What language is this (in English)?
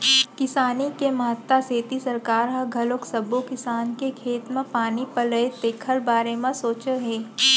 Chhattisgarhi